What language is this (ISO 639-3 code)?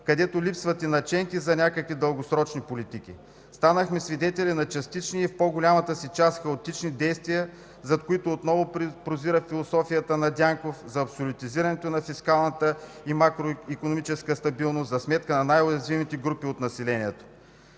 bul